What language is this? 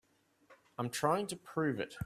English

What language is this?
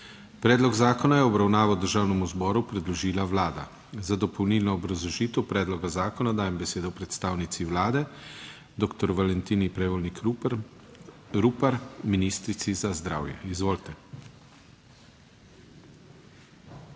Slovenian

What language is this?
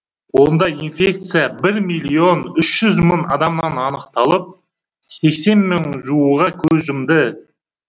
Kazakh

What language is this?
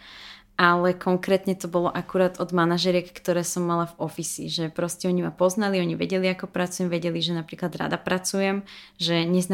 Slovak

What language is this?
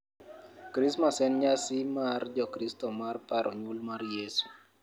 Luo (Kenya and Tanzania)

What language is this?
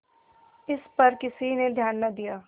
Hindi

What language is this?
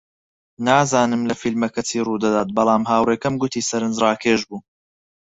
Central Kurdish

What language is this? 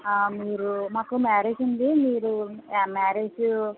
Telugu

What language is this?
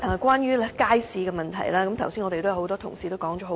Cantonese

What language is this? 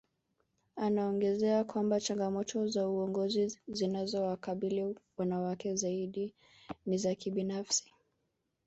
Swahili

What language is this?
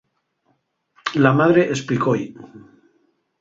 Asturian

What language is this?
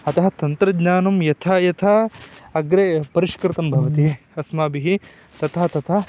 Sanskrit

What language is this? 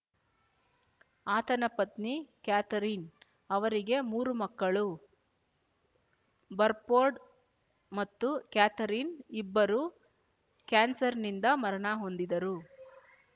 Kannada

